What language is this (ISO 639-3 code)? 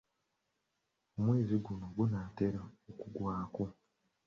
lug